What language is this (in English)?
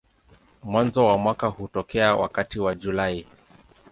Swahili